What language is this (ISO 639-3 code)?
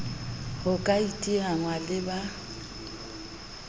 sot